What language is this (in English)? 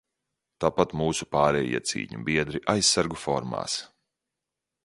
Latvian